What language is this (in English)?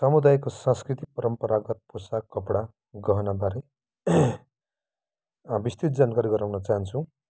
Nepali